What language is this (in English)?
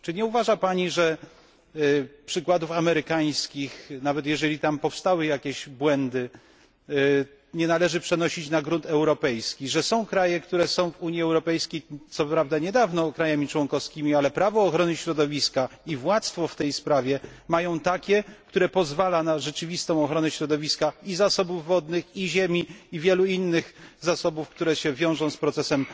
Polish